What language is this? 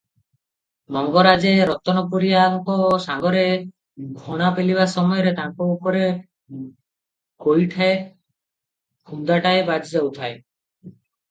Odia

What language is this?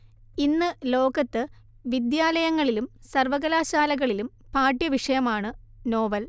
Malayalam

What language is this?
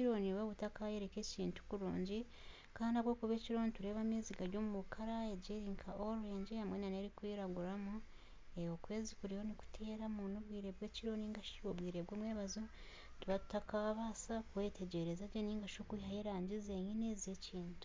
Nyankole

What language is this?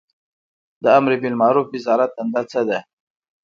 Pashto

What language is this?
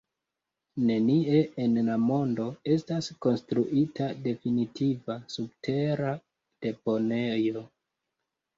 Esperanto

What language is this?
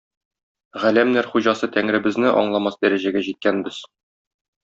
Tatar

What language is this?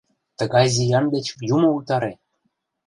Mari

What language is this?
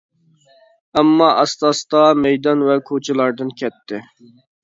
Uyghur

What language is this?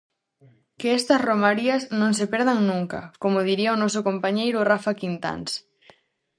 Galician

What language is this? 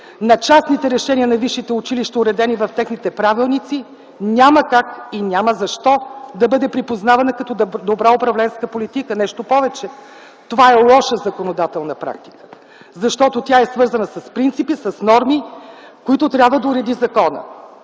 Bulgarian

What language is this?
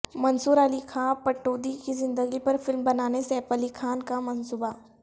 Urdu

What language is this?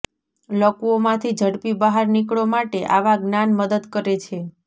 Gujarati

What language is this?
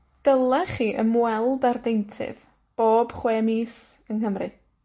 Welsh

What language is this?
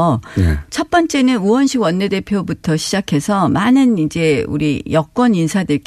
Korean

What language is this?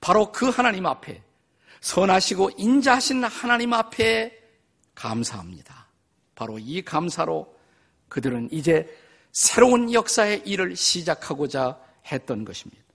Korean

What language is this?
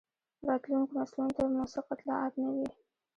Pashto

